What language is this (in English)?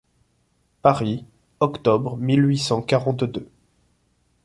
French